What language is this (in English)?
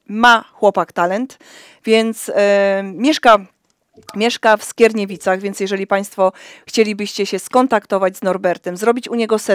Polish